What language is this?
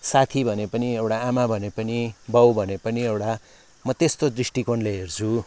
Nepali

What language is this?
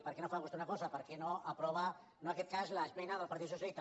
Catalan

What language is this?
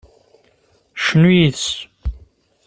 Kabyle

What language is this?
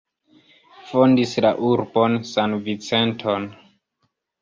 Esperanto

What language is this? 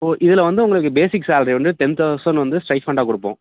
Tamil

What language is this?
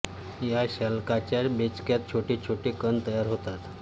Marathi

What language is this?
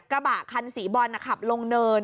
Thai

